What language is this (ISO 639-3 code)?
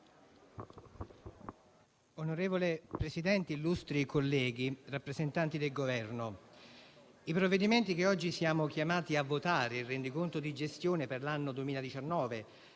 ita